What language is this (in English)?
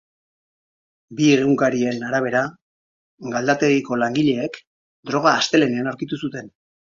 Basque